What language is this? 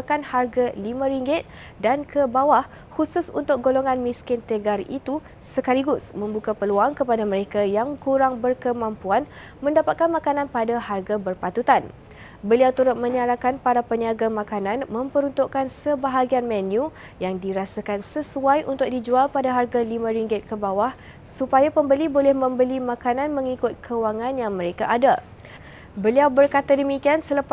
Malay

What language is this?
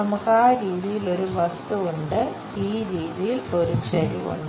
Malayalam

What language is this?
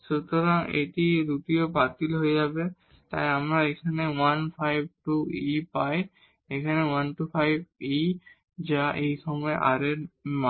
Bangla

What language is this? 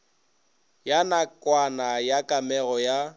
Northern Sotho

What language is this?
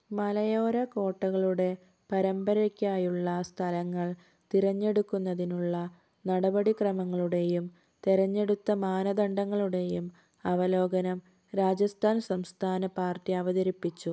Malayalam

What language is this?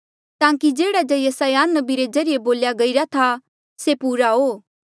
Mandeali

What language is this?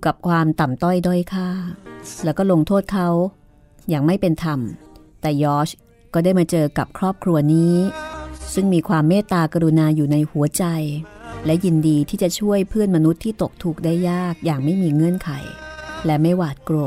Thai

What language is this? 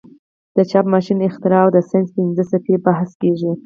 Pashto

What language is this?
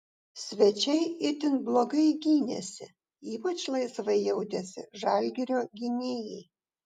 Lithuanian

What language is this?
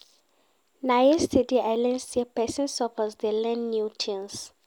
Nigerian Pidgin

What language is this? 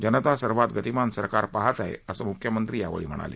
Marathi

